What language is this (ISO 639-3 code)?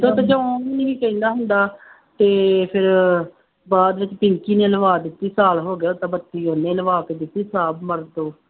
pan